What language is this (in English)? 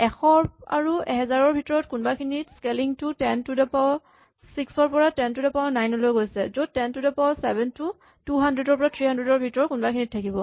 Assamese